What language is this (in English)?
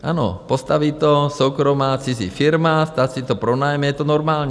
Czech